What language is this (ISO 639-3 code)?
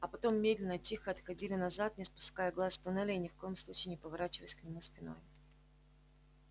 rus